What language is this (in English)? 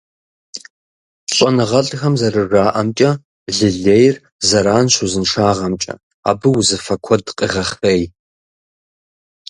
Kabardian